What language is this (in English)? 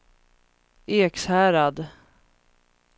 Swedish